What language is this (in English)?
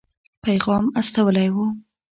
Pashto